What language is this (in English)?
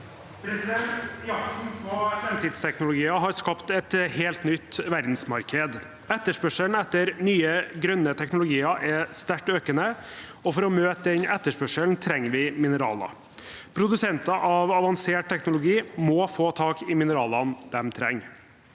Norwegian